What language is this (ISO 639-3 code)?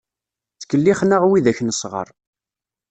kab